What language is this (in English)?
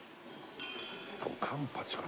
Japanese